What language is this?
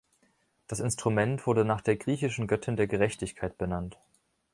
German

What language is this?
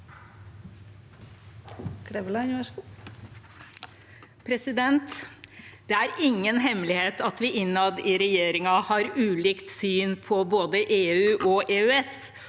Norwegian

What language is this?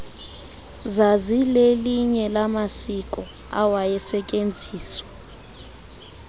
Xhosa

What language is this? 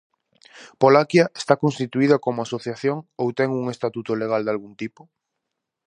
Galician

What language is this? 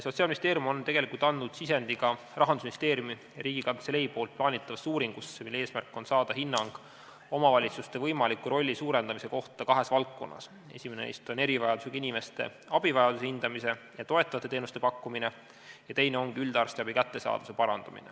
Estonian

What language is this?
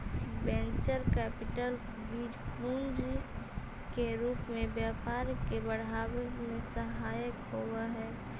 Magahi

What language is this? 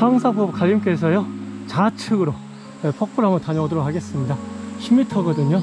Korean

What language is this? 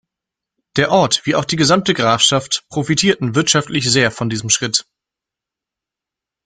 German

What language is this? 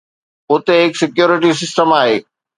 Sindhi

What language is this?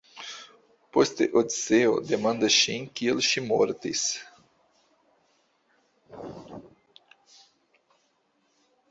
Esperanto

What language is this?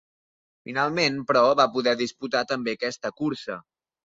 Catalan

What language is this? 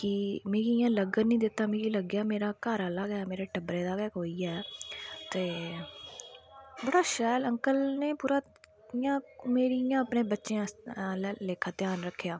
Dogri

